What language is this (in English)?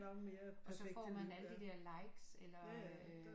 Danish